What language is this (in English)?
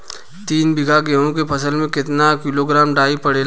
Bhojpuri